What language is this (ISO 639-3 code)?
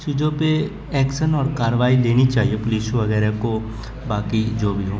urd